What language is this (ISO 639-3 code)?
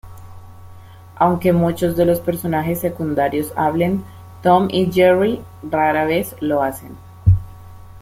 spa